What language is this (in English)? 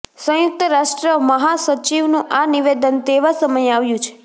Gujarati